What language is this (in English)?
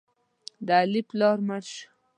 Pashto